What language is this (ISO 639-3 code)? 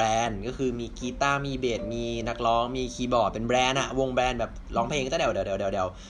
tha